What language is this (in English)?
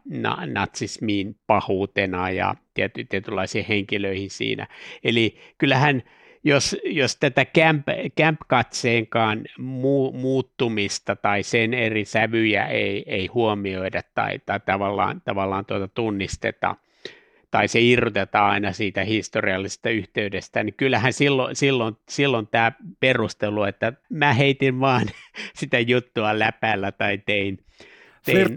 Finnish